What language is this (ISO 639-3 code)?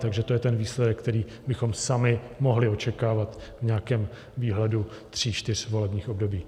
ces